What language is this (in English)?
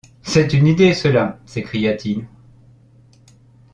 French